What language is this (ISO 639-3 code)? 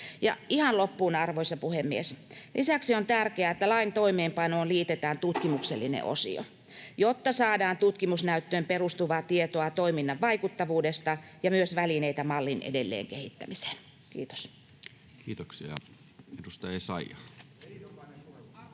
fin